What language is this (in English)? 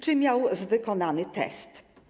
Polish